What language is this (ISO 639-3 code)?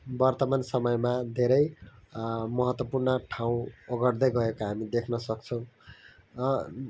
nep